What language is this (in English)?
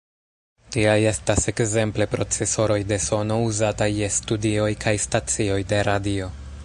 Esperanto